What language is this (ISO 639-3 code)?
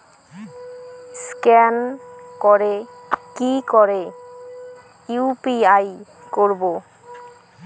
ben